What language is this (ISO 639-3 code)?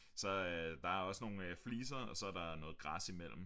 dan